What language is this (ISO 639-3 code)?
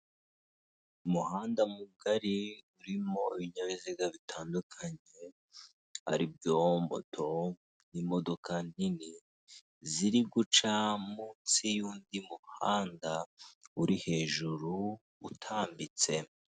kin